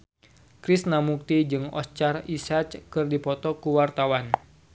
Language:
Sundanese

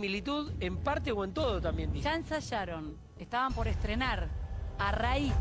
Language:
Spanish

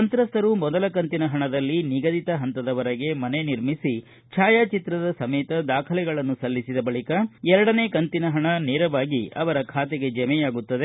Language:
Kannada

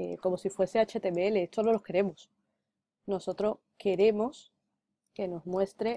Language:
Spanish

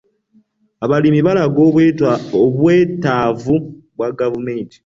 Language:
Ganda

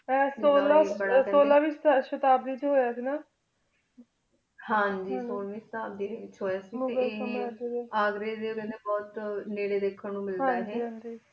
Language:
Punjabi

